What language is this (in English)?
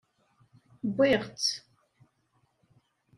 Kabyle